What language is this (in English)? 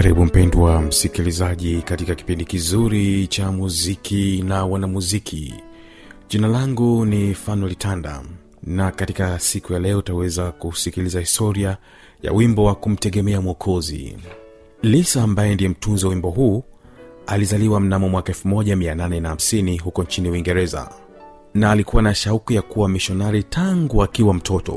Swahili